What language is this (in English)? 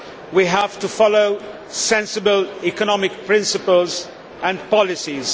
English